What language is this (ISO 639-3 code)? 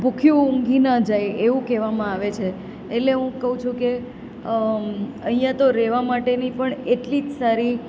guj